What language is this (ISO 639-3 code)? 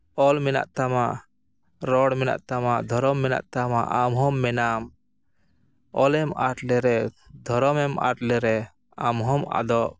sat